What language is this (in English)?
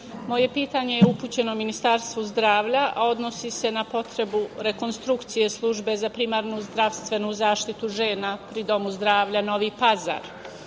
Serbian